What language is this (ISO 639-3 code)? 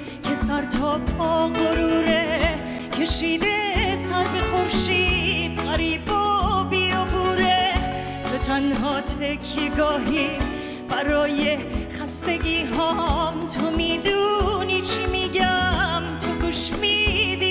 fas